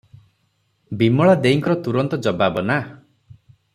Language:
Odia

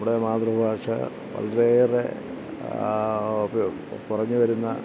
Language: Malayalam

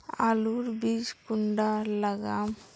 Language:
Magahi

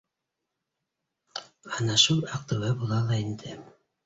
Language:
Bashkir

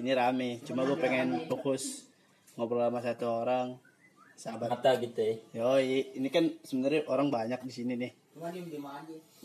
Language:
Indonesian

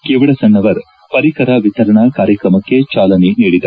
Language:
Kannada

